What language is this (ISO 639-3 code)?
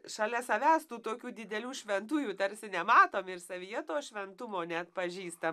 lit